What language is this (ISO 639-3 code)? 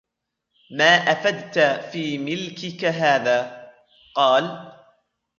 ara